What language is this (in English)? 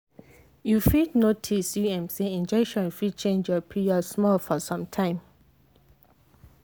Nigerian Pidgin